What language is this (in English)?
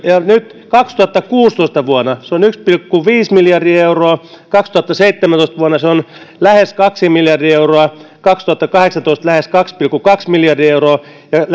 Finnish